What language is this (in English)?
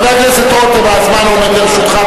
Hebrew